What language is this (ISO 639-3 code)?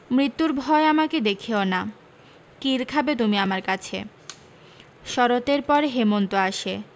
ben